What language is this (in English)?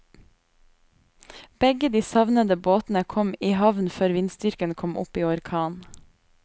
Norwegian